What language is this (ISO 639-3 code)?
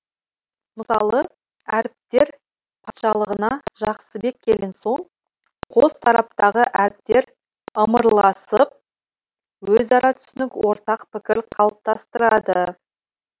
kaz